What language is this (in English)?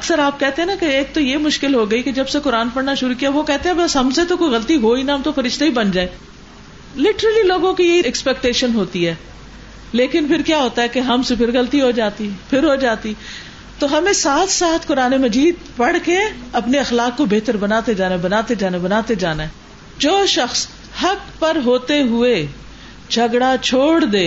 Urdu